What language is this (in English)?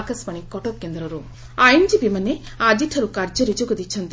Odia